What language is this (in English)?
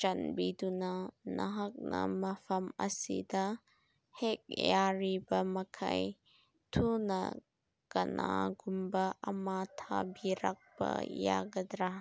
Manipuri